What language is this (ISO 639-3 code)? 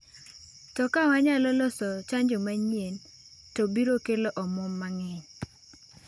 luo